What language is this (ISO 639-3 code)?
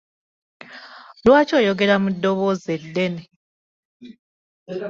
lug